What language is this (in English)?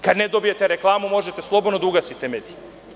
Serbian